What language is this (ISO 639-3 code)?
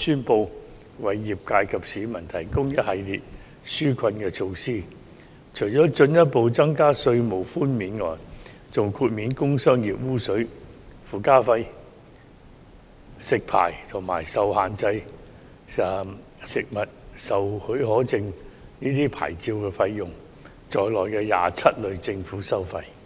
yue